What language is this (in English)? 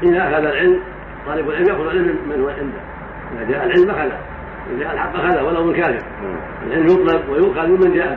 Arabic